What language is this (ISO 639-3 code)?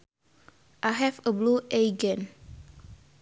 sun